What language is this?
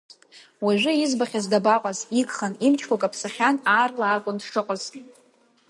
Abkhazian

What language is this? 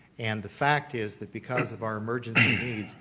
English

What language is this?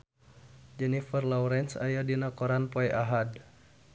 Sundanese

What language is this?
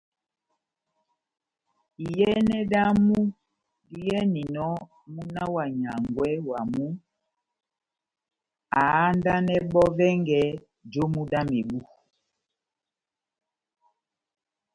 Batanga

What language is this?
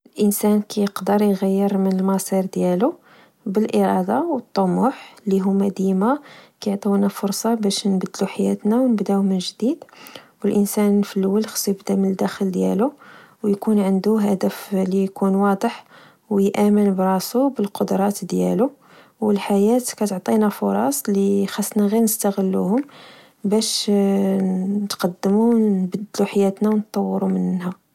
Moroccan Arabic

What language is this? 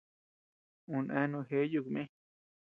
Tepeuxila Cuicatec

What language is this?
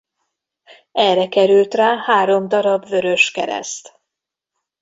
Hungarian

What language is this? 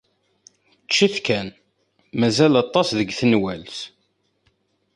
Kabyle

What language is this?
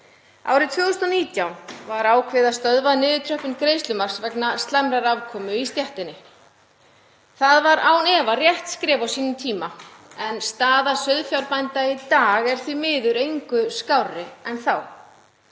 Icelandic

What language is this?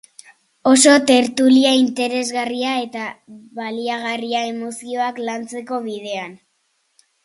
Basque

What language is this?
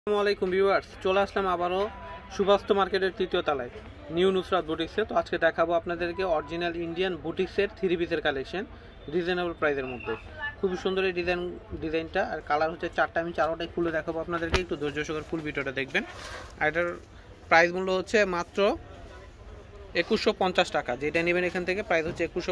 Romanian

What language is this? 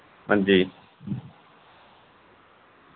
Dogri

